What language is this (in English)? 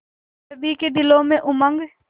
Hindi